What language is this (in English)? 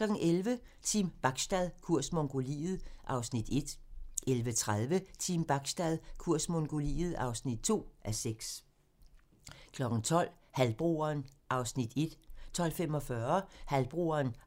Danish